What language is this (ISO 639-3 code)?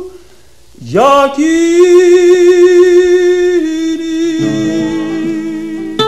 ell